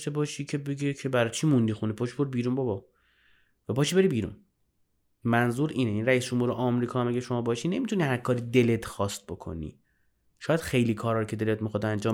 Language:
Persian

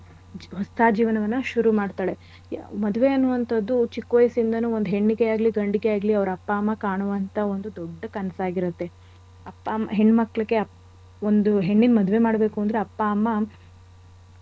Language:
Kannada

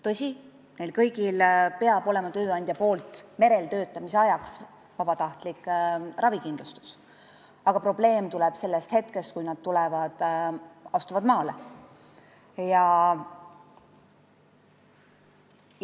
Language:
Estonian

